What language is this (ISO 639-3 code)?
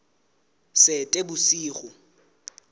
sot